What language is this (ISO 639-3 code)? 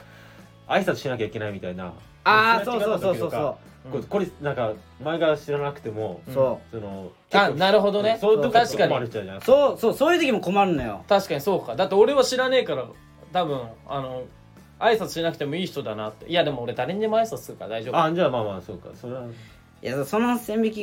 jpn